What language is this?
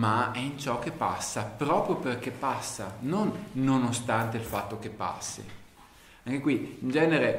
Italian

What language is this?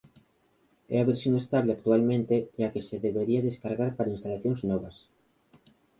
Galician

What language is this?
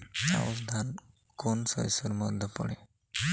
Bangla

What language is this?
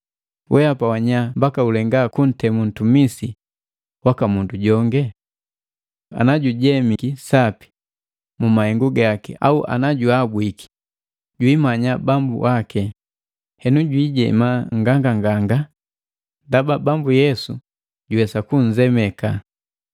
Matengo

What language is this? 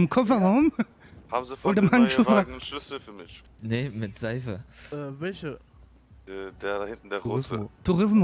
German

